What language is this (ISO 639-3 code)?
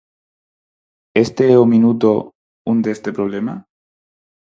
glg